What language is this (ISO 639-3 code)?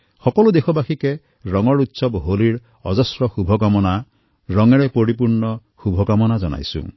asm